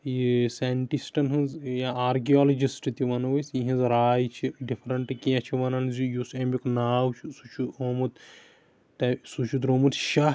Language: Kashmiri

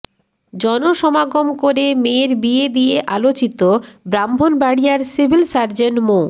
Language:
Bangla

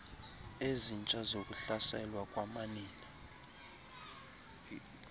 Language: Xhosa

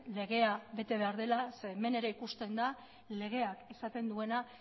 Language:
Basque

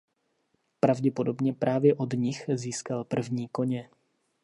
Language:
Czech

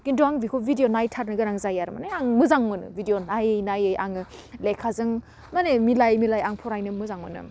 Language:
Bodo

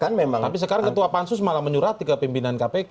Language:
Indonesian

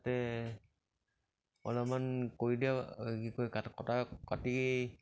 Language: Assamese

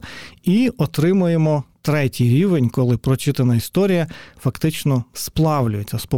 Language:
Ukrainian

